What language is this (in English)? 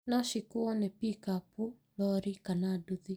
Kikuyu